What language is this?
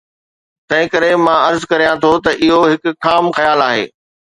Sindhi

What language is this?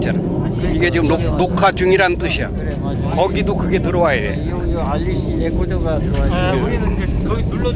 Korean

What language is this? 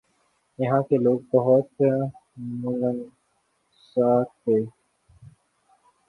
Urdu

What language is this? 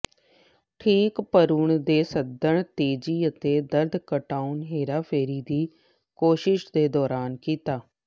Punjabi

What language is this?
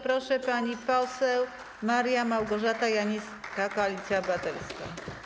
Polish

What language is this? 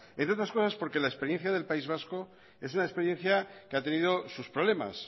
Spanish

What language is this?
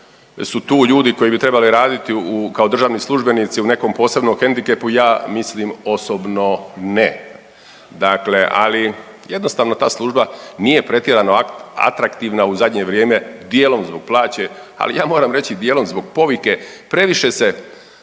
Croatian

